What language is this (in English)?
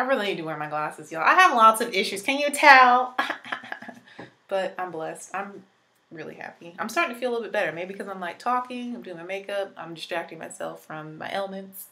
English